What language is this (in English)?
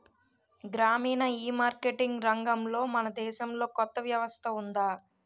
Telugu